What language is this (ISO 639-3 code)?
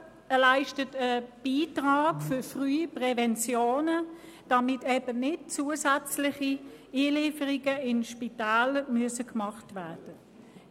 gsw